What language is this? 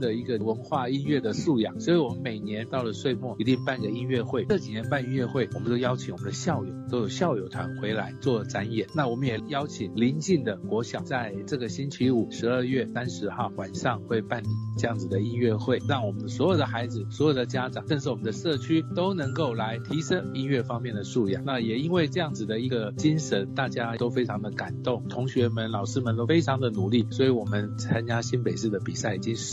Chinese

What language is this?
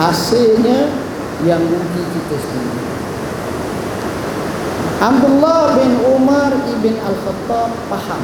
Malay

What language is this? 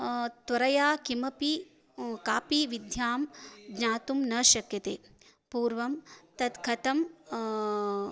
Sanskrit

